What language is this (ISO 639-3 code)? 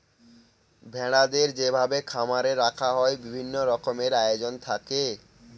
ben